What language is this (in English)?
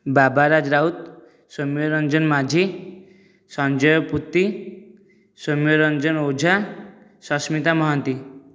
Odia